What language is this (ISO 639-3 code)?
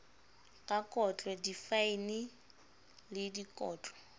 sot